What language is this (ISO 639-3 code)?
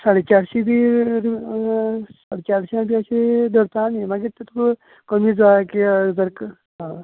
kok